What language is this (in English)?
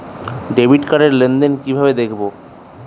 Bangla